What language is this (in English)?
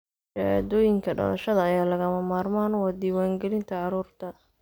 Somali